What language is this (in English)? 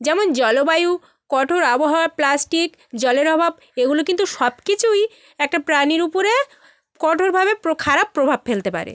Bangla